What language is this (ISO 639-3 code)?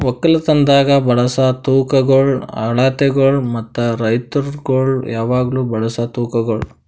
kan